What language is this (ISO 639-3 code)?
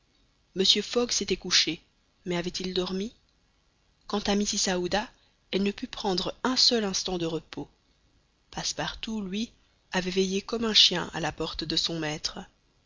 fra